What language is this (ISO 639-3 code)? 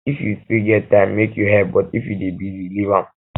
pcm